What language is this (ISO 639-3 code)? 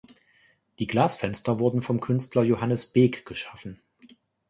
deu